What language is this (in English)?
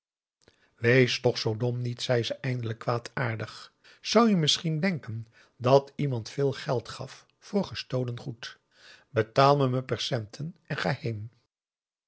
Dutch